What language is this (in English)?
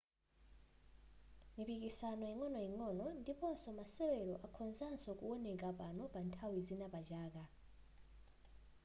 Nyanja